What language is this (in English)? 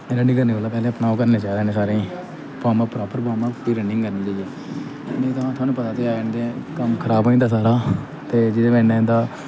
Dogri